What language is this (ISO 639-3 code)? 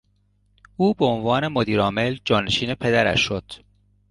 fas